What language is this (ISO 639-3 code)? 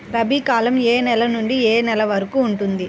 tel